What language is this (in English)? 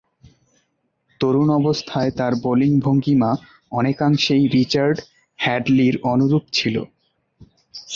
Bangla